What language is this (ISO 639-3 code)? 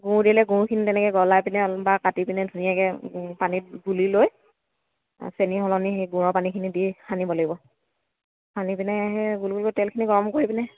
asm